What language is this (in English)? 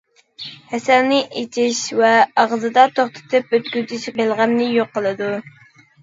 Uyghur